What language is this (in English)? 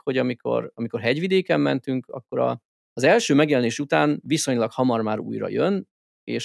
Hungarian